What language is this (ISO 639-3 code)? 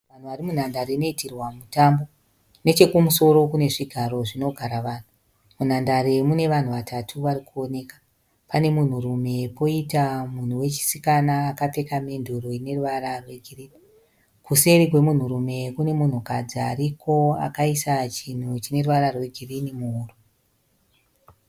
sna